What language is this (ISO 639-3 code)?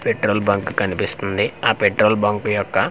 tel